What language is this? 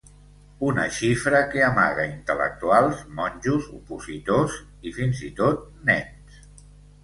Catalan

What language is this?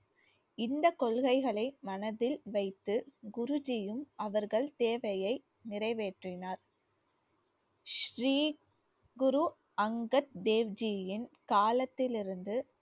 Tamil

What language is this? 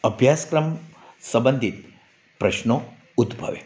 Gujarati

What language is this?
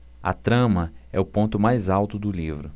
Portuguese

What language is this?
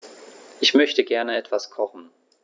German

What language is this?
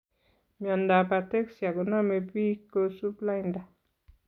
Kalenjin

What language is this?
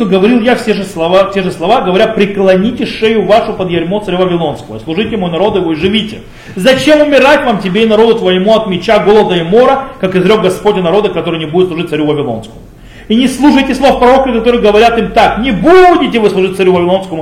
Russian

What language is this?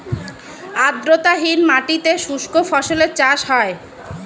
Bangla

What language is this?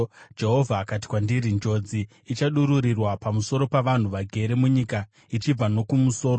Shona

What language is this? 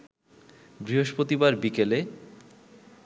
Bangla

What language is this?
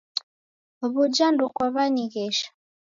Taita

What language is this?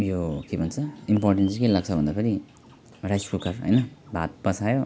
Nepali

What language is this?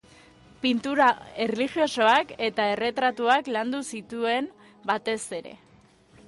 Basque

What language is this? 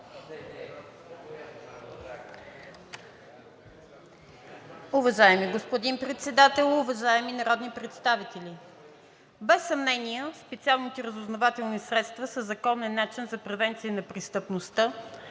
Bulgarian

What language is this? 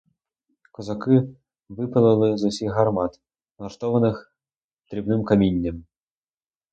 Ukrainian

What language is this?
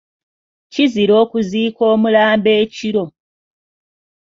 Ganda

